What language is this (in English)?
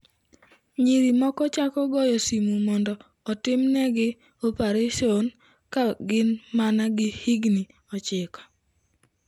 Luo (Kenya and Tanzania)